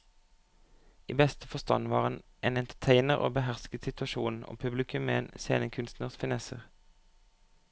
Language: Norwegian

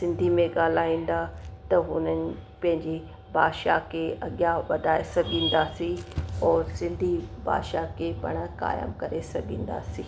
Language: Sindhi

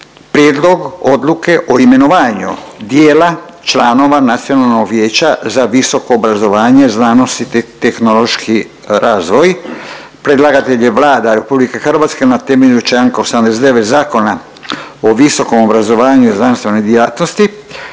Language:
Croatian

